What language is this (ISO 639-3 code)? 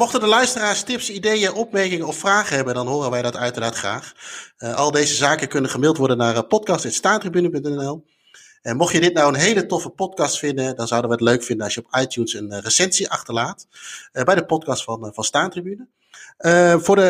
nld